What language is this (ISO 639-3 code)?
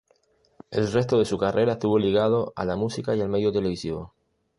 spa